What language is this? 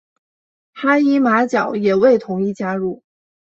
Chinese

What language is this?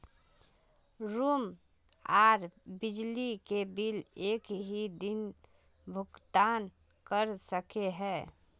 Magahi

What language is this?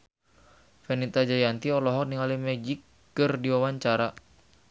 Sundanese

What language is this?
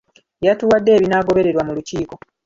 Ganda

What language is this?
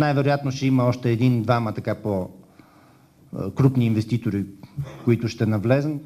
Bulgarian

